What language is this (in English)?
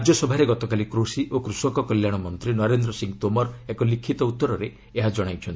Odia